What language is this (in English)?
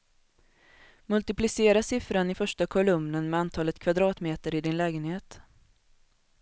Swedish